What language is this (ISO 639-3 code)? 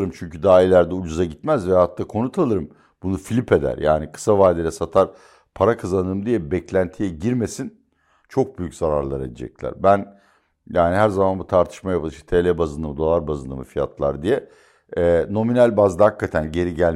tur